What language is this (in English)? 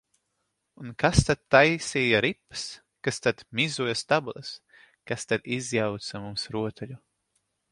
Latvian